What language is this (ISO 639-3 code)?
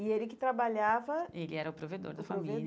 por